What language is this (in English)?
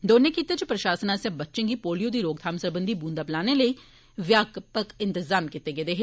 Dogri